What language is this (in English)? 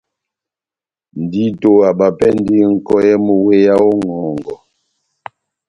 Batanga